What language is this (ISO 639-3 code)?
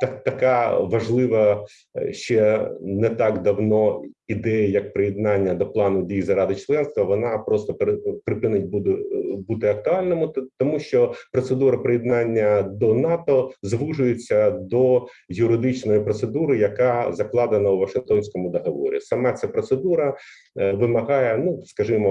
ukr